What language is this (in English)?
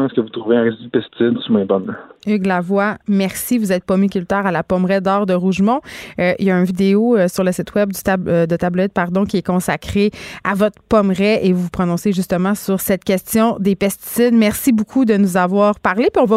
French